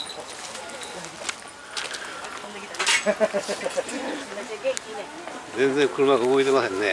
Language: Japanese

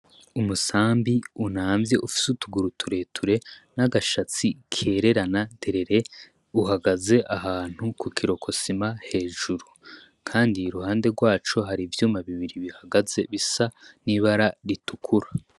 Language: Rundi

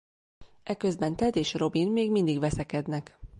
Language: Hungarian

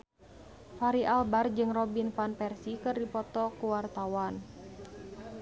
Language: Sundanese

